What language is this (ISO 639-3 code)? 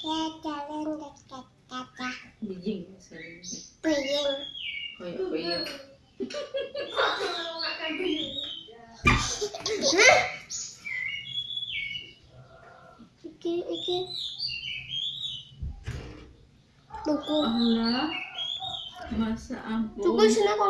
ind